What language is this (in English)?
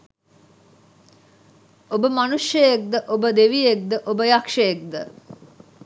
Sinhala